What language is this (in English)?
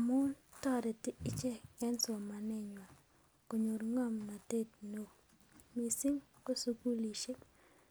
Kalenjin